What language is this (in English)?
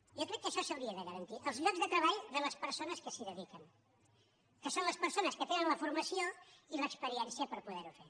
Catalan